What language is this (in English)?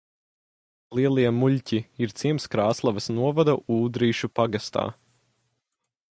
Latvian